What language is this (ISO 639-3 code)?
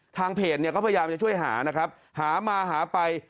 tha